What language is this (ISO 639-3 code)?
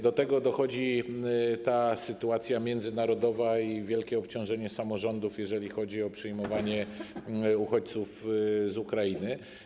pol